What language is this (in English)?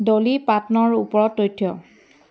Assamese